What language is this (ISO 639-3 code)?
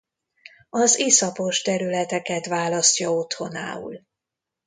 hun